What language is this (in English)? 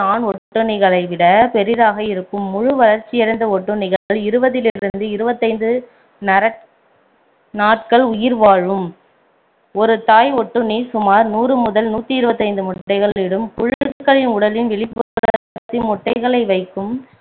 Tamil